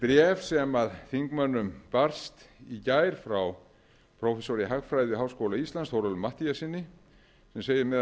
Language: Icelandic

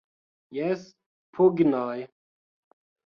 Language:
Esperanto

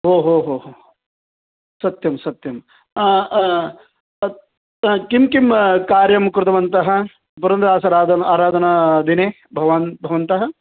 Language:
Sanskrit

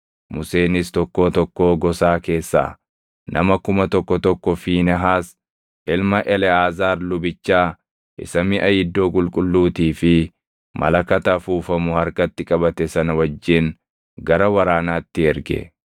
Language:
Oromo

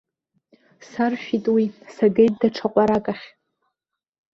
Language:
Abkhazian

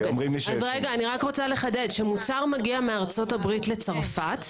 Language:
Hebrew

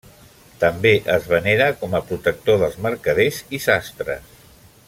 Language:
Catalan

